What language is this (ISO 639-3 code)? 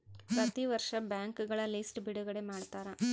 kan